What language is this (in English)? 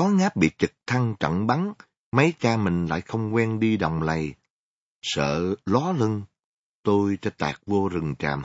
Vietnamese